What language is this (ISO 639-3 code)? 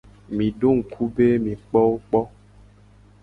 gej